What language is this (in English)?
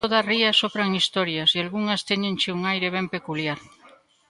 Galician